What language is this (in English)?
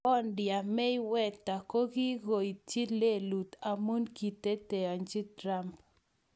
Kalenjin